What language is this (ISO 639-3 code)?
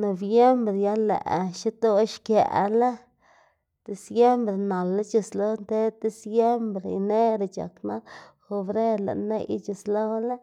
ztg